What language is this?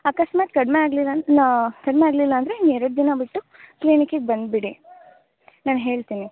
Kannada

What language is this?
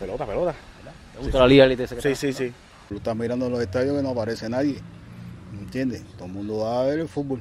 Spanish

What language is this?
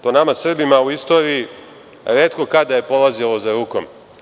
Serbian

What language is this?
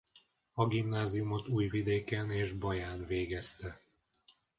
Hungarian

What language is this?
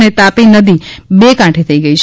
Gujarati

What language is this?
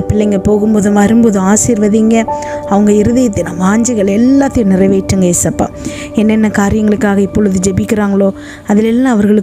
Arabic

